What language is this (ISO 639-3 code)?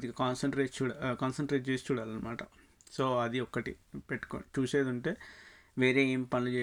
tel